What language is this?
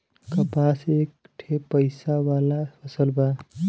Bhojpuri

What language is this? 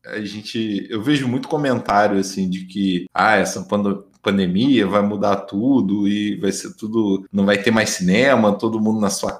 Portuguese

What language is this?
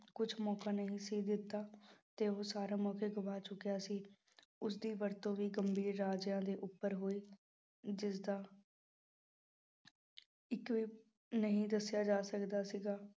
Punjabi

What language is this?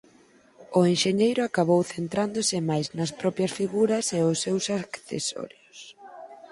Galician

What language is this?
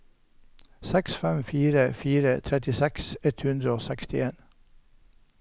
Norwegian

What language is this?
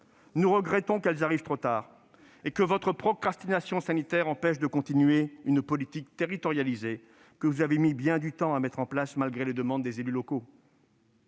French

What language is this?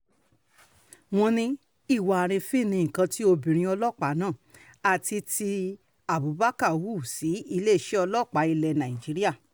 Yoruba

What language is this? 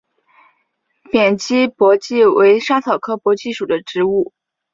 Chinese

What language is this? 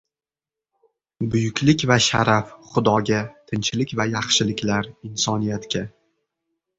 Uzbek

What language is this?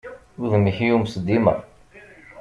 Kabyle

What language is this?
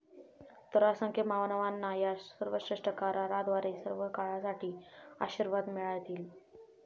Marathi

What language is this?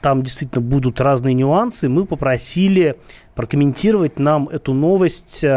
Russian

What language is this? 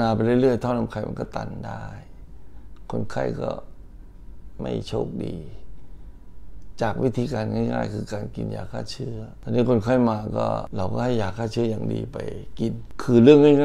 Thai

